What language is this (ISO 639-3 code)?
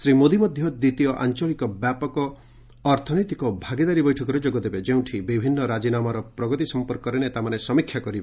ori